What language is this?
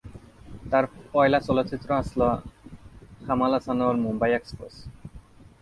Bangla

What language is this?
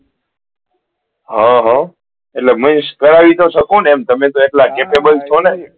Gujarati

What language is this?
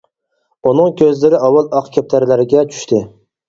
Uyghur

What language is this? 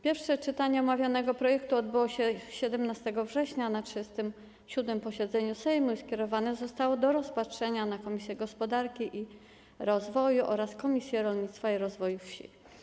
Polish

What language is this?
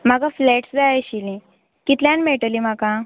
Konkani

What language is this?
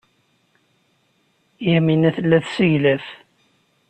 Kabyle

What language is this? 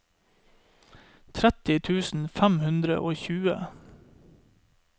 Norwegian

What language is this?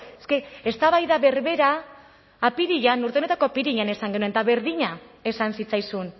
Basque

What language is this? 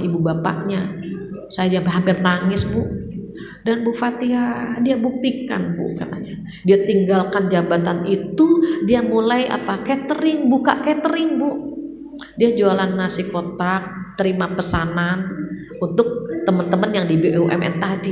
Indonesian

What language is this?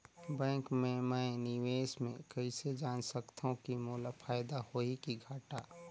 Chhattisgarhi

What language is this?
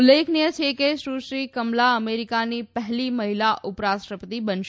Gujarati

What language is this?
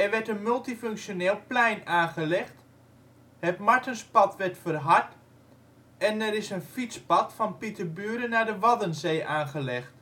Dutch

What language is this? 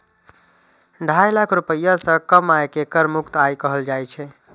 Maithili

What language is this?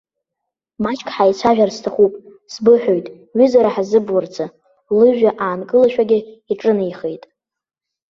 Abkhazian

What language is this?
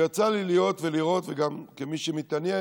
Hebrew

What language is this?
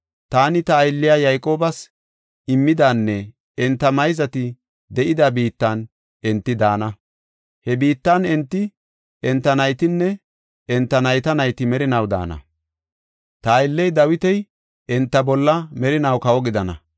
Gofa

